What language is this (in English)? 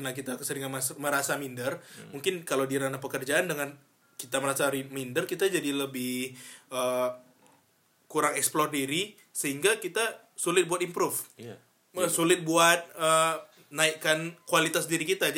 Indonesian